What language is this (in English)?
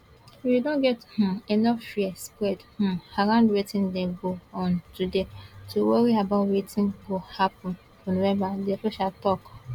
Nigerian Pidgin